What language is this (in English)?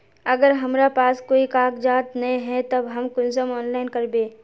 Magahi